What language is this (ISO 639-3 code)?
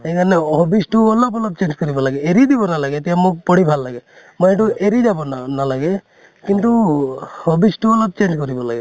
asm